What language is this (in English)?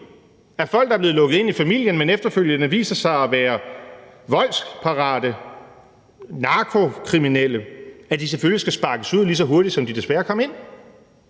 Danish